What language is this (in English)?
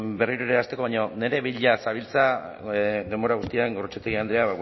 Basque